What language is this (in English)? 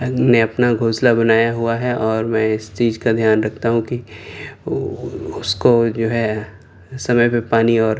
Urdu